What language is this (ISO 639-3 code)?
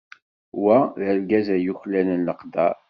kab